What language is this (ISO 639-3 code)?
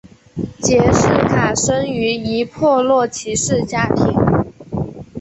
zho